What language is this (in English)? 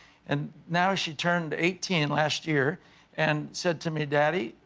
English